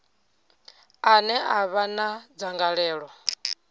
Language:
Venda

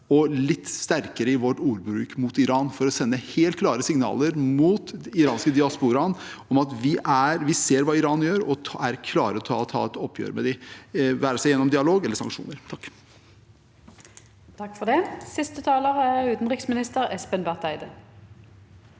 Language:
Norwegian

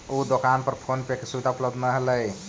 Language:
Magahi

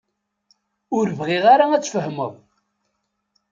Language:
Kabyle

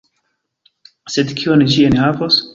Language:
Esperanto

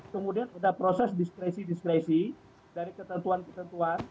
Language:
Indonesian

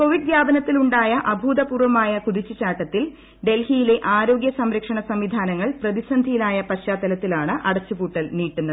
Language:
Malayalam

